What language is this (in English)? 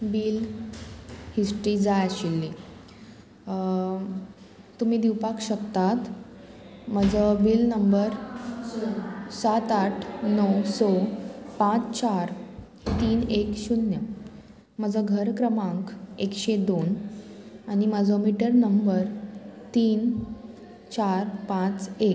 Konkani